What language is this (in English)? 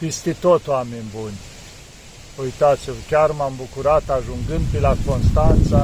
Romanian